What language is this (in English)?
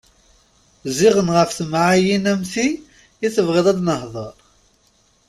Kabyle